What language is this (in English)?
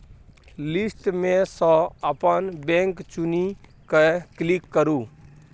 Maithili